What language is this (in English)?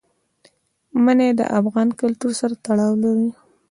Pashto